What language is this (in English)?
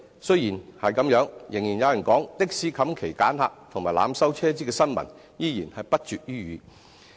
Cantonese